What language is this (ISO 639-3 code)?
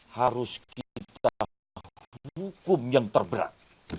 ind